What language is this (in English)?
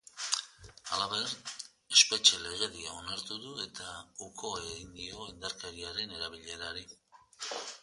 Basque